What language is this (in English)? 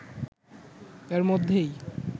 Bangla